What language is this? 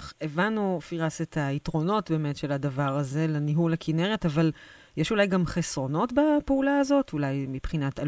Hebrew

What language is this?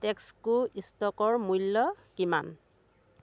Assamese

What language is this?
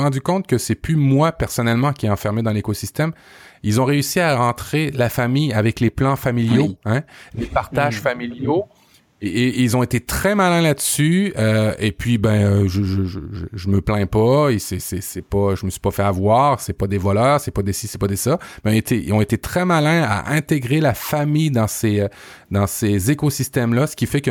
French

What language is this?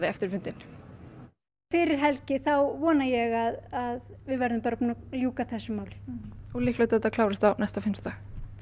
Icelandic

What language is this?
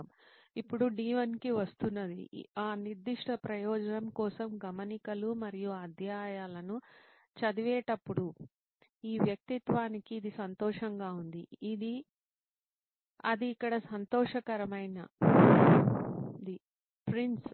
Telugu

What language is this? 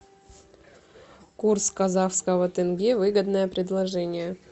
Russian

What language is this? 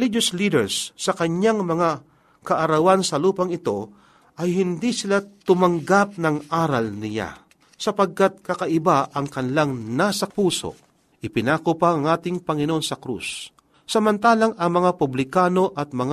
Filipino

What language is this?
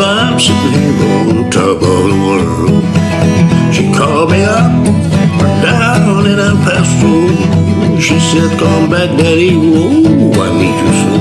English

